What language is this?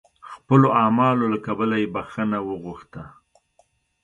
Pashto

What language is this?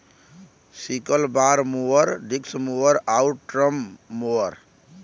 Bhojpuri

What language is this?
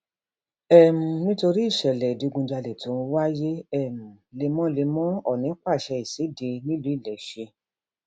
Yoruba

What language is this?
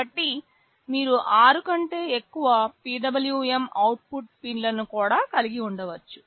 Telugu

